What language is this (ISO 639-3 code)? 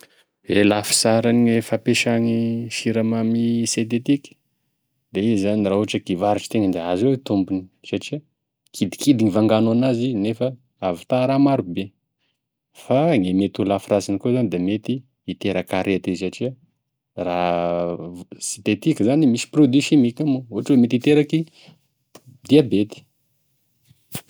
tkg